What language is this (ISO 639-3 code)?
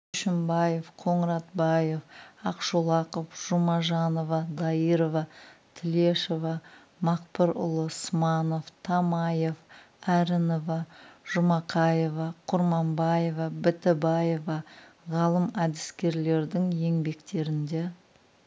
kaz